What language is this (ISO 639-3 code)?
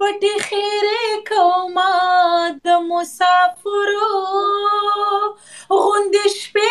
ron